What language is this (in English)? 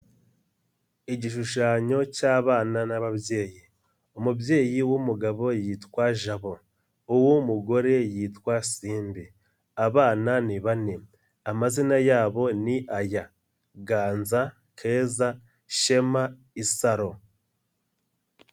Kinyarwanda